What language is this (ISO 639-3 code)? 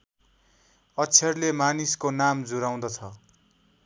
nep